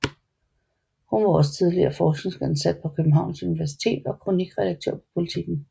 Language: Danish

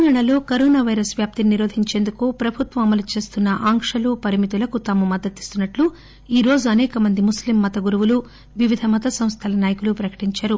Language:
Telugu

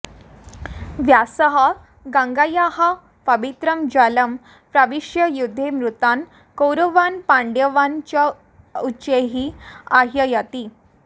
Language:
Sanskrit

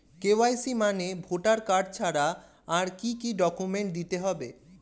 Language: Bangla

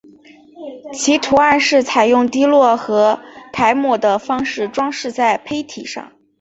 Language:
Chinese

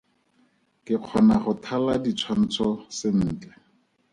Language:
Tswana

